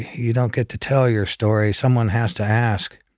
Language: English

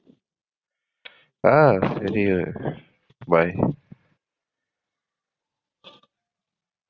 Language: Tamil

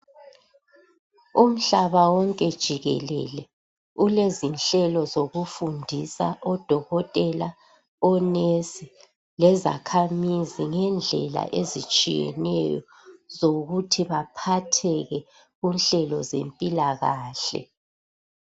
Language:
North Ndebele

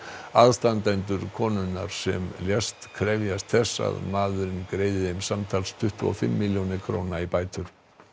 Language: Icelandic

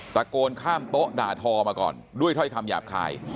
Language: Thai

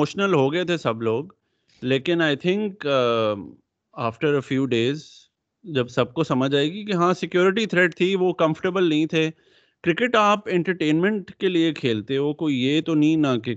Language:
Urdu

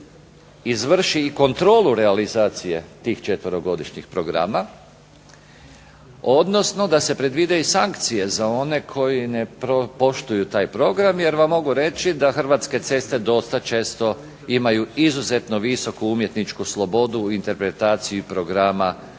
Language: Croatian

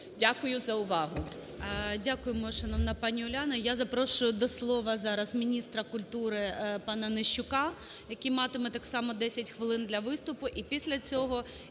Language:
Ukrainian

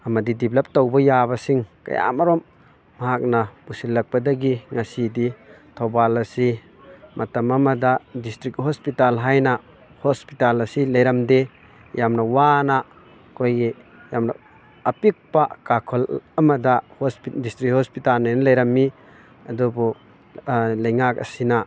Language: Manipuri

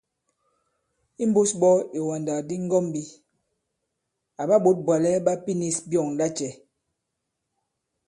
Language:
Bankon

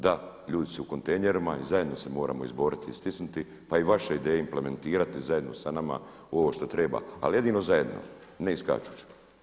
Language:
Croatian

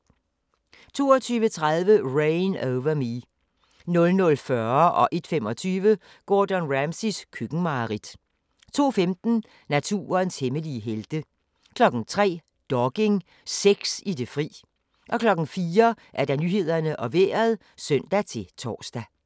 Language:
Danish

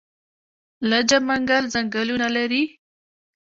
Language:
Pashto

